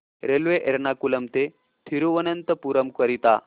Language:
Marathi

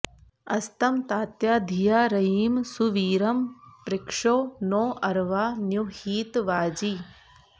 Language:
Sanskrit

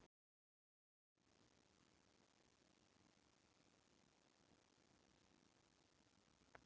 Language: Icelandic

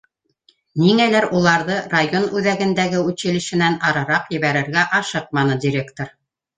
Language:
Bashkir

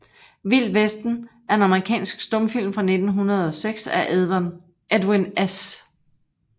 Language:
Danish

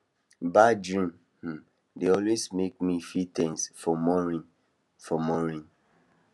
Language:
Nigerian Pidgin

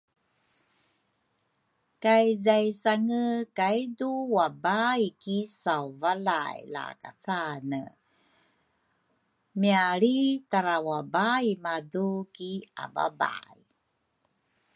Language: Rukai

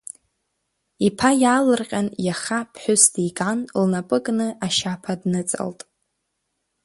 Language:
Abkhazian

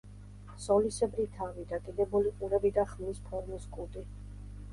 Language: Georgian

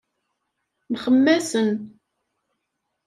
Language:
Kabyle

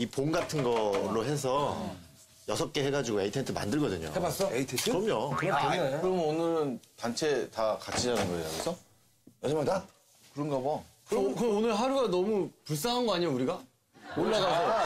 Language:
Korean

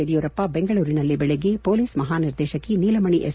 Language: Kannada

